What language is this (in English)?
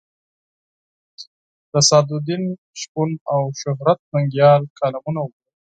Pashto